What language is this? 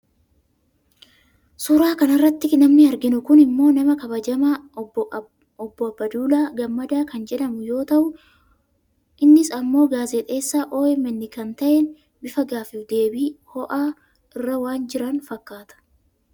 Oromo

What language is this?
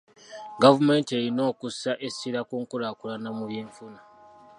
Ganda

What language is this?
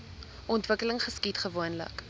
Afrikaans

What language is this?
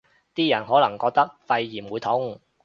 Cantonese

